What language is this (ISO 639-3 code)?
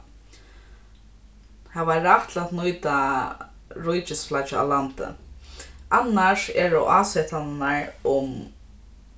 fao